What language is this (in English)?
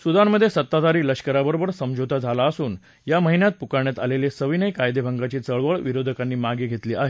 Marathi